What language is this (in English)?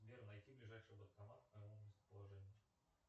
Russian